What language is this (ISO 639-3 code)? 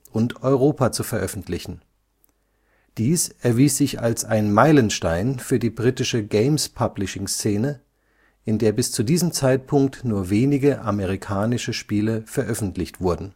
deu